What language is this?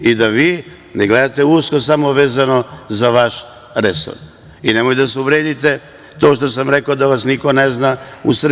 Serbian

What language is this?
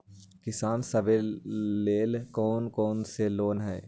Magahi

